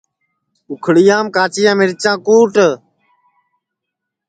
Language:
Sansi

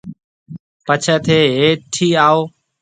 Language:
Marwari (Pakistan)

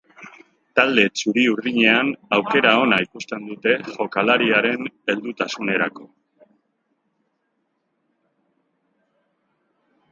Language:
Basque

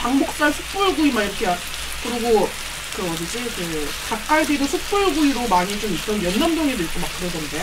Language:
Korean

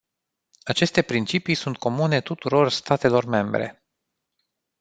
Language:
Romanian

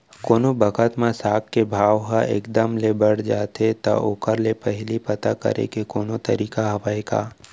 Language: Chhattisgarhi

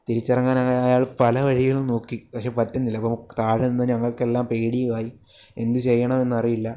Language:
Malayalam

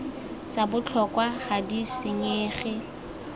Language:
Tswana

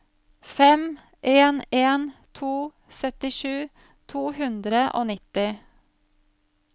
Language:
Norwegian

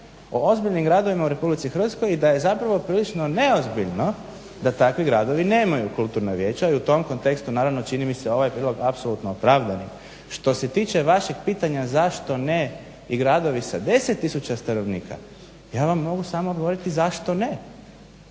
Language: Croatian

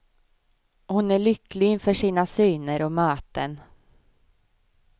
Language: Swedish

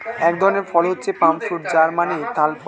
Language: Bangla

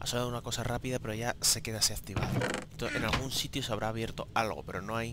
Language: Spanish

